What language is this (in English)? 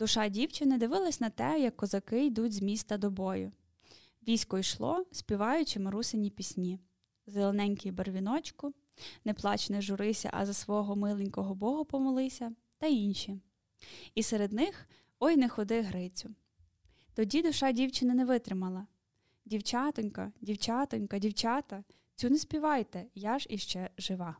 Ukrainian